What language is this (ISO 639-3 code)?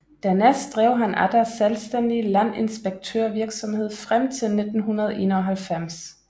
dan